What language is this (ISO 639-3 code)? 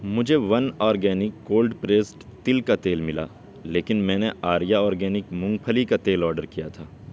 urd